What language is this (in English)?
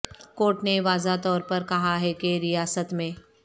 Urdu